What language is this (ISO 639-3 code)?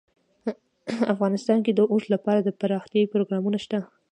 pus